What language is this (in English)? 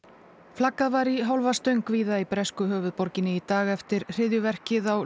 Icelandic